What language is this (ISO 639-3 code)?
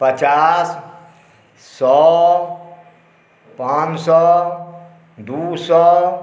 mai